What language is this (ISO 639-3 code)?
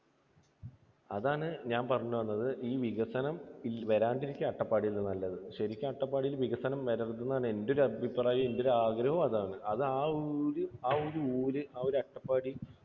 mal